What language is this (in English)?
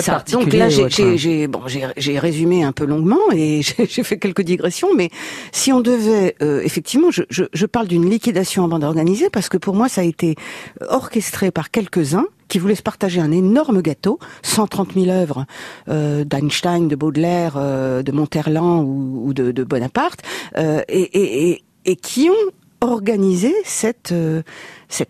French